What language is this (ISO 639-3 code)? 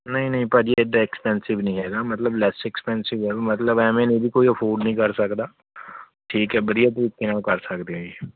pan